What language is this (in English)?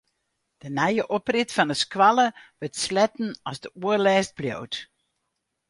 Western Frisian